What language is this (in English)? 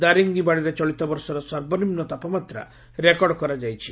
Odia